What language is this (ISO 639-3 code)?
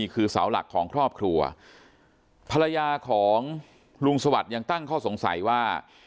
tha